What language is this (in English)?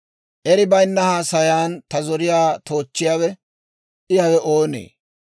Dawro